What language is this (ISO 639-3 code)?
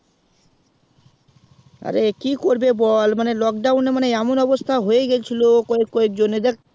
ben